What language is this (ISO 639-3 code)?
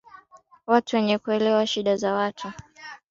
swa